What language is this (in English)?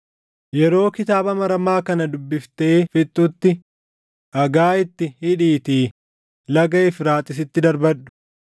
Oromo